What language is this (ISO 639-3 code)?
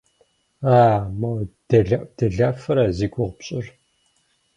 kbd